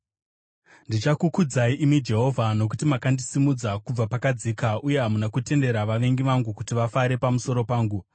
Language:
Shona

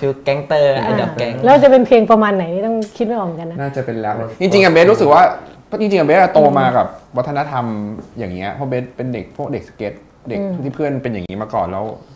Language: Thai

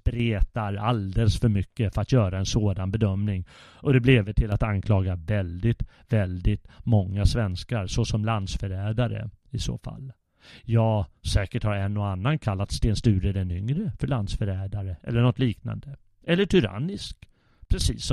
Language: Swedish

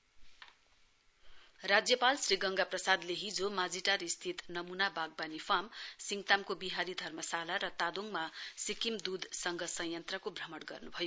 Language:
Nepali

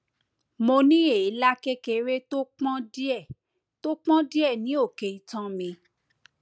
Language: Yoruba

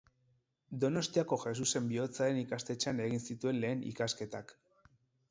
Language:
Basque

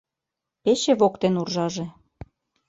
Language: Mari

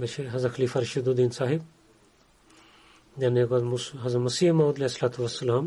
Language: Bulgarian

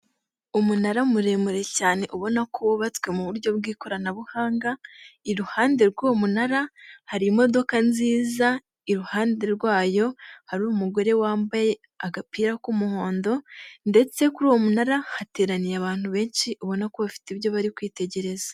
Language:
Kinyarwanda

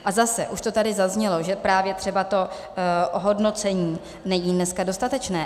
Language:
Czech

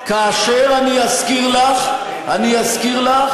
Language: Hebrew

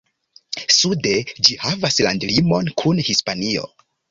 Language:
Esperanto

